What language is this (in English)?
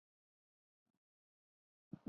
Chinese